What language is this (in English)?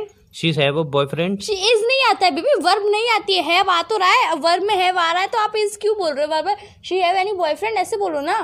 Hindi